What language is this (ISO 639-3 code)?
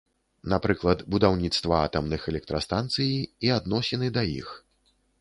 bel